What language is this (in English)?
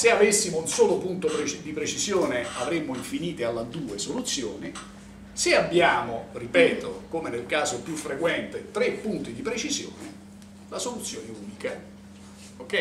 Italian